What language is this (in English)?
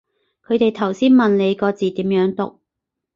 Cantonese